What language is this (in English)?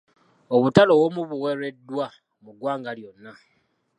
Ganda